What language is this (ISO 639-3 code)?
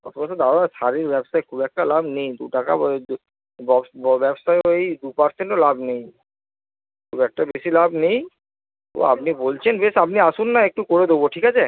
ben